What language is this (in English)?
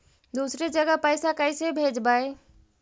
Magahi